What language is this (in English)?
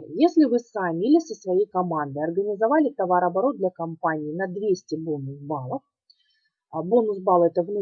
Russian